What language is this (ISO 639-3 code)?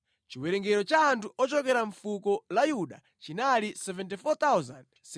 nya